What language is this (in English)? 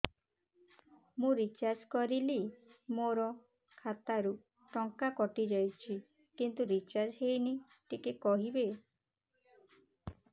Odia